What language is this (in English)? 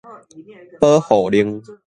Min Nan Chinese